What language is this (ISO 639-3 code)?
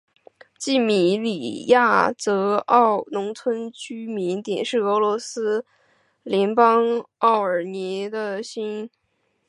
zho